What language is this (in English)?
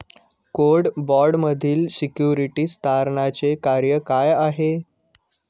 Marathi